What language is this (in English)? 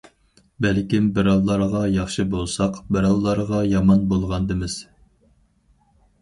Uyghur